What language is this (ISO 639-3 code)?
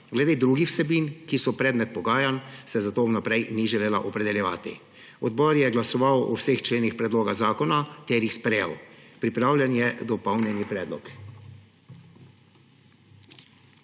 slv